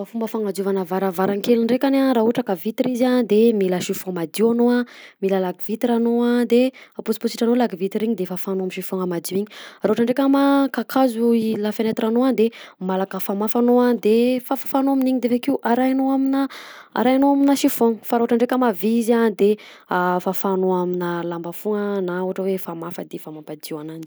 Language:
Southern Betsimisaraka Malagasy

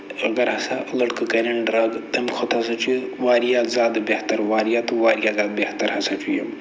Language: Kashmiri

